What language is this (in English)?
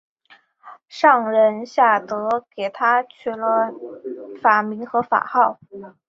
Chinese